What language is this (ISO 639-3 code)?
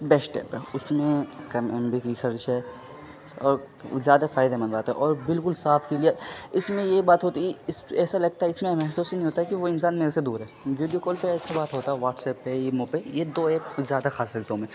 urd